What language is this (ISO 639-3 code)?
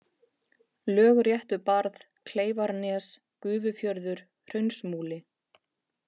isl